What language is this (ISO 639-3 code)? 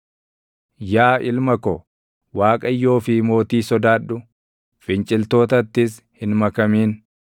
orm